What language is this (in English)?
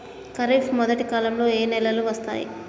Telugu